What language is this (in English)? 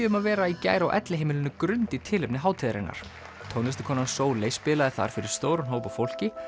Icelandic